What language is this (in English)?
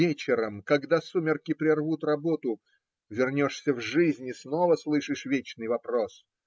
Russian